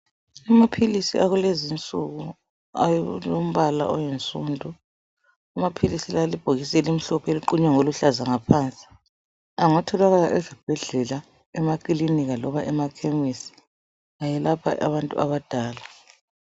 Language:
North Ndebele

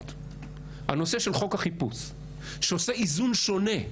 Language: Hebrew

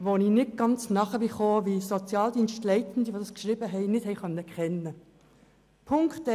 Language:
Swiss German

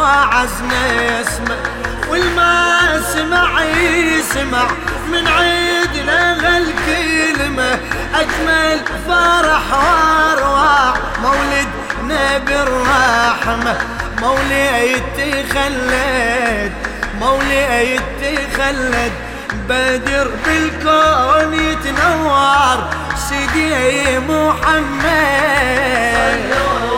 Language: Arabic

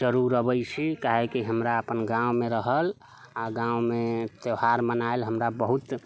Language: Maithili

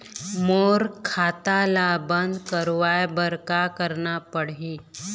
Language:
Chhattisgarhi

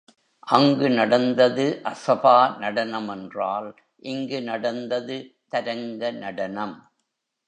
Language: Tamil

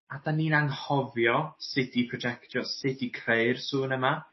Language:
Welsh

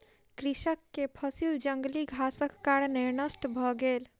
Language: Maithili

